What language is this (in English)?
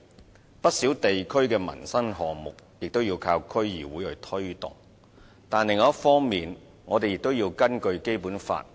Cantonese